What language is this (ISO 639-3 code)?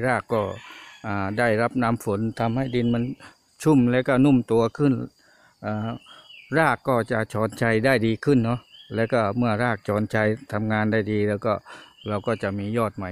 tha